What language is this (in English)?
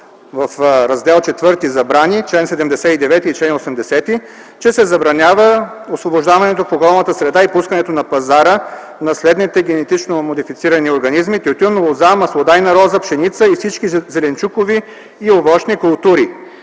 Bulgarian